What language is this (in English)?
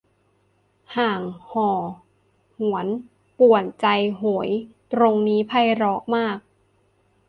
Thai